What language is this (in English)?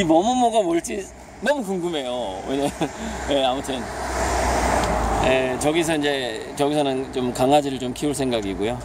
Korean